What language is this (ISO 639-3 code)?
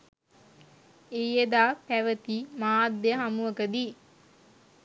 sin